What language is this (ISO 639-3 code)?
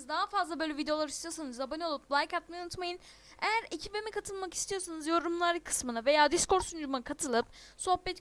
tur